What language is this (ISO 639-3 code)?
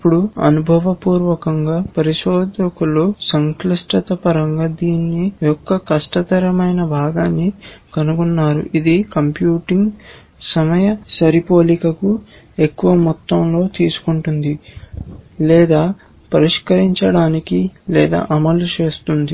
tel